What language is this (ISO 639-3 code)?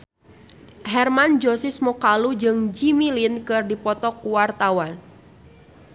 sun